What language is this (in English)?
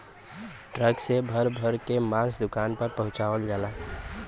Bhojpuri